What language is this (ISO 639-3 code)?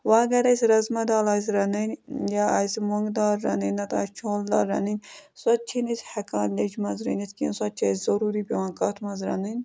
kas